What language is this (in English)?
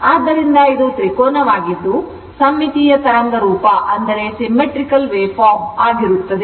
Kannada